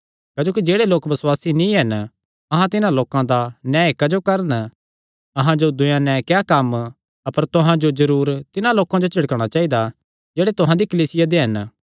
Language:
Kangri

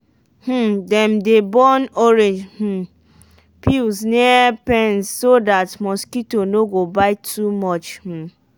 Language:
Nigerian Pidgin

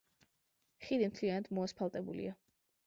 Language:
Georgian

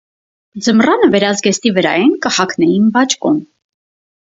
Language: Armenian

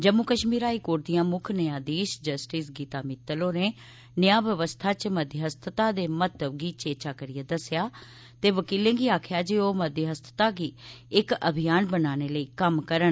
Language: Dogri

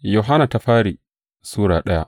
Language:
Hausa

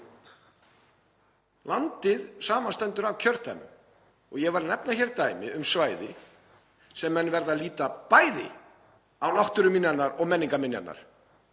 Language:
Icelandic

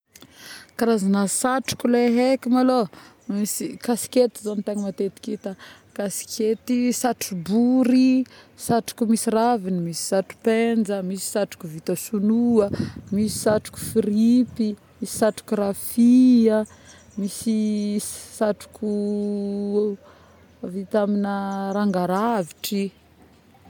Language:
Northern Betsimisaraka Malagasy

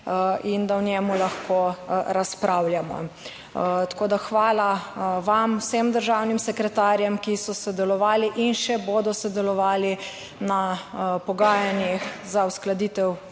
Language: Slovenian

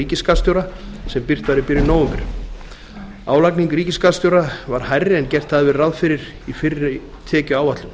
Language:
Icelandic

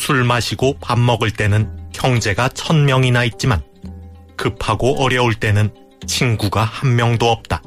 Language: Korean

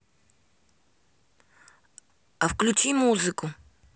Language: Russian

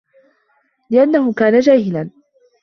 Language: Arabic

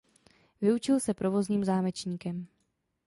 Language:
Czech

